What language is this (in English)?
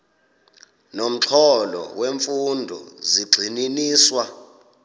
Xhosa